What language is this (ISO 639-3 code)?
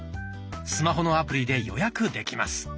jpn